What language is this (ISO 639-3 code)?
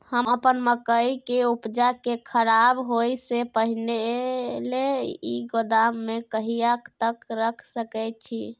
mai